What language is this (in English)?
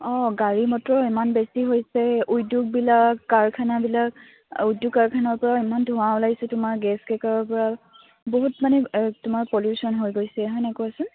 Assamese